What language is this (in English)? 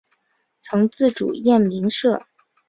Chinese